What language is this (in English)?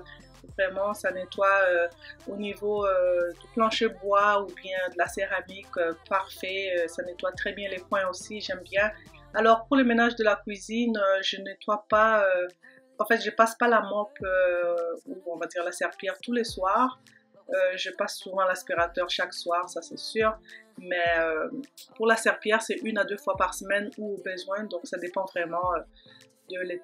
French